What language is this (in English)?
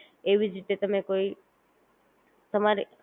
Gujarati